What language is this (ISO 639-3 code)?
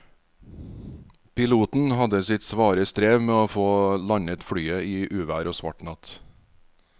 nor